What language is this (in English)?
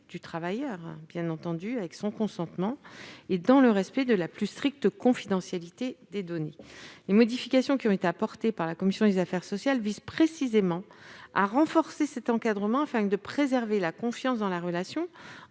French